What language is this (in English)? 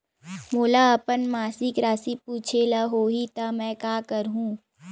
Chhattisgarhi